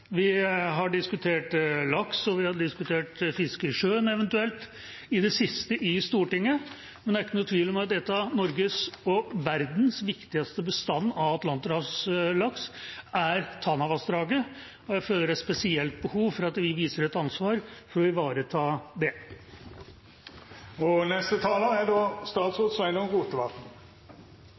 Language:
Norwegian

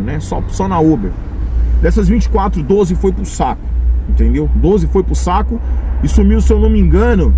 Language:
Portuguese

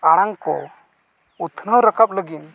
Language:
Santali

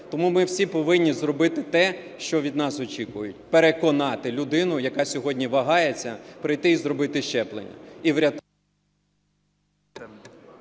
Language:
Ukrainian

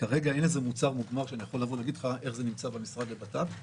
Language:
Hebrew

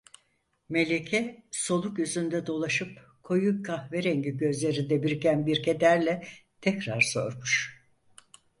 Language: Turkish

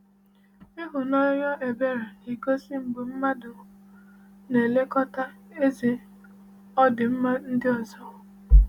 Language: Igbo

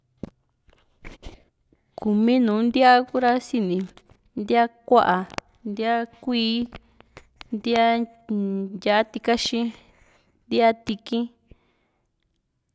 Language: Juxtlahuaca Mixtec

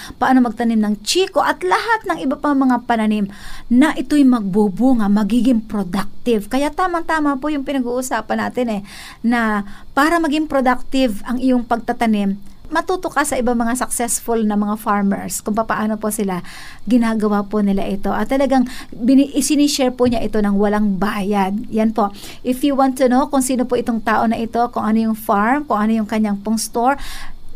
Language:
Filipino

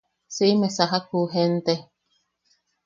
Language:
Yaqui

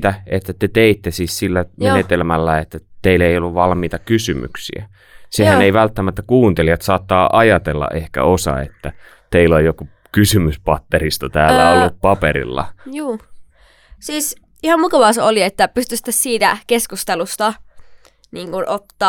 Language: Finnish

